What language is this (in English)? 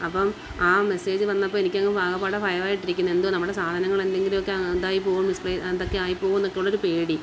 Malayalam